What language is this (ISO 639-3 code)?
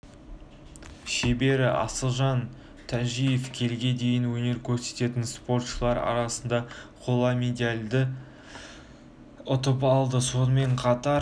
kaz